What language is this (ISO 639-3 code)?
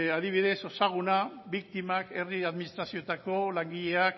eus